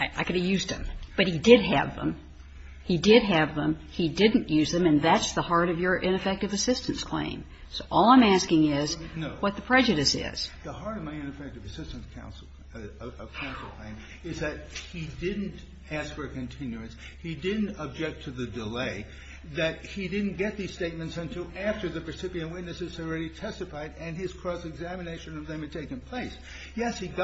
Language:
English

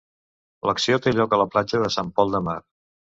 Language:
Catalan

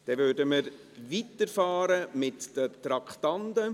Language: Swiss German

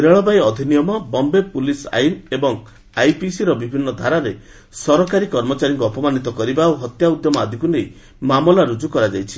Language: Odia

